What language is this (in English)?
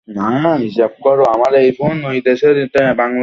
Bangla